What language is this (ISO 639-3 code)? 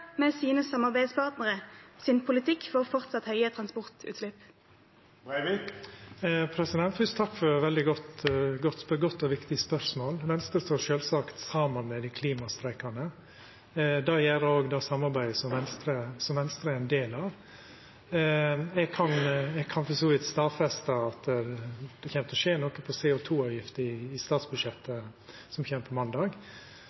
nor